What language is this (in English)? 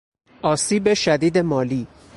Persian